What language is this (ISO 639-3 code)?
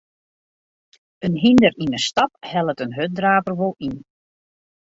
fry